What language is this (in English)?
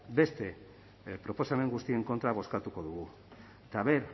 Basque